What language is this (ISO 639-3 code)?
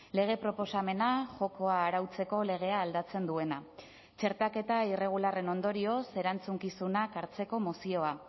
eus